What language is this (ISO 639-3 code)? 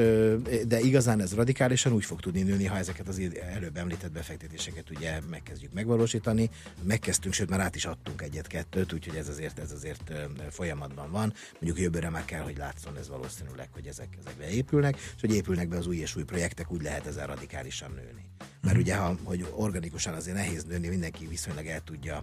hun